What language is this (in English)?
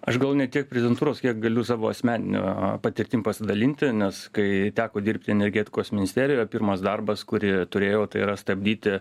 Lithuanian